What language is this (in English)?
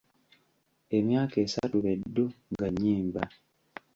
Ganda